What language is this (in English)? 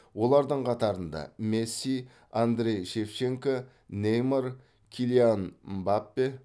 Kazakh